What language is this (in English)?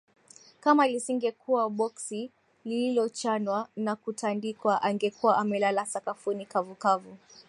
Swahili